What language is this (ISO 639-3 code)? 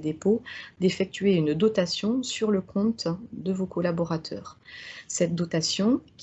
fra